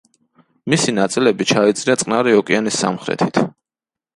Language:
Georgian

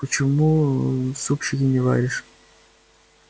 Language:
Russian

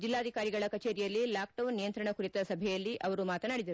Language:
Kannada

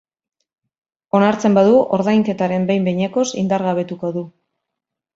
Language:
Basque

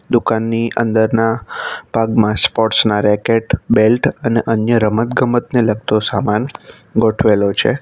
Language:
Gujarati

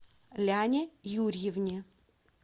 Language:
Russian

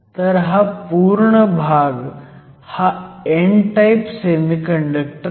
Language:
Marathi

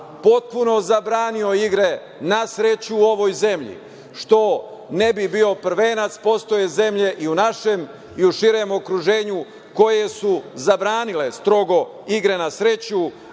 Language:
Serbian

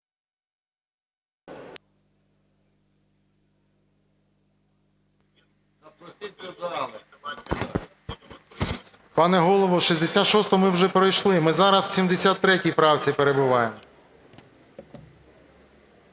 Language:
Ukrainian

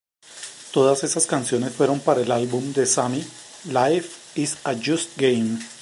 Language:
Spanish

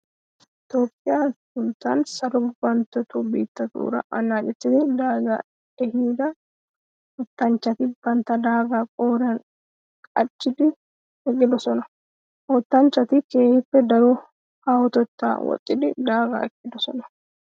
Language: Wolaytta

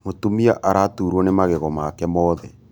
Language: Kikuyu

